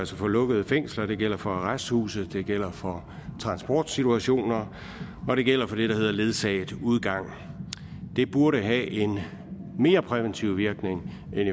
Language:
Danish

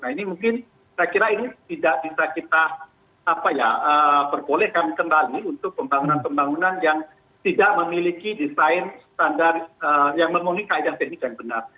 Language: Indonesian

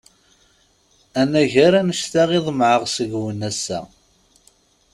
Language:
Kabyle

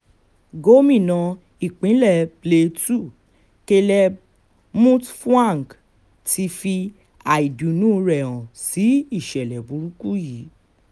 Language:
Yoruba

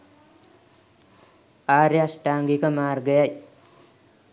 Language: Sinhala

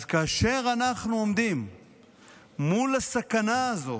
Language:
Hebrew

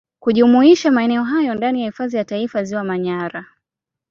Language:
Swahili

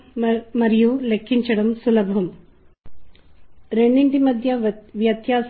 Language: Telugu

